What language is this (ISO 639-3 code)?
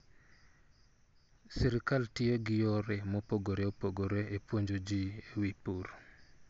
luo